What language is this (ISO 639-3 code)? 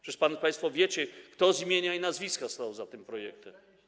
pol